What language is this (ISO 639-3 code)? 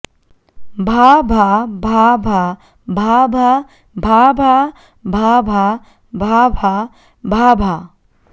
san